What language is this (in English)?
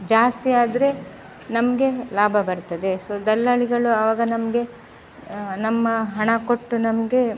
Kannada